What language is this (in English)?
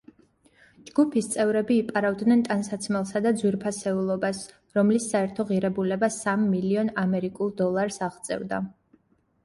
Georgian